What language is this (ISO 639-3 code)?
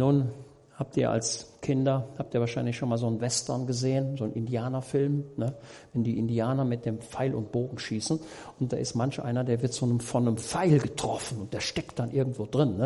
deu